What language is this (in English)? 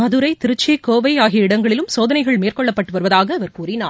Tamil